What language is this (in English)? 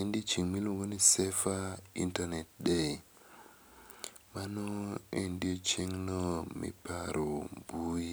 Luo (Kenya and Tanzania)